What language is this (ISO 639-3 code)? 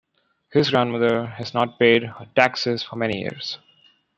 eng